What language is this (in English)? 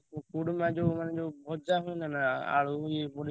Odia